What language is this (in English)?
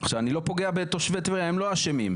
Hebrew